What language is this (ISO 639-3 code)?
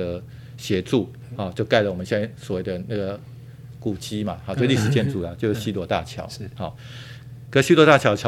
zho